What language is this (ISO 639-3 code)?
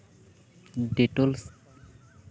sat